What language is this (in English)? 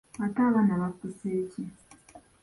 Ganda